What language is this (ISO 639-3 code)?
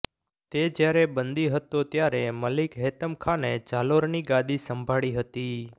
guj